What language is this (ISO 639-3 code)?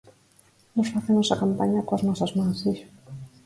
glg